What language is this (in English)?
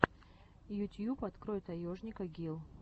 Russian